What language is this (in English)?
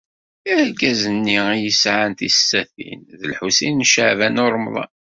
Kabyle